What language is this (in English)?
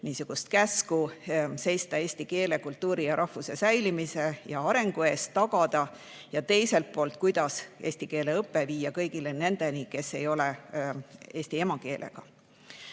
Estonian